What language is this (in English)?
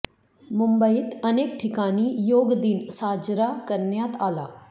Marathi